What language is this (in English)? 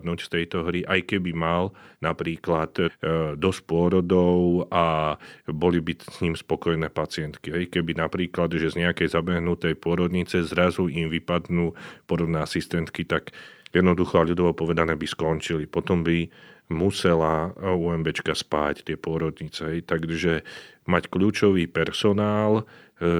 Slovak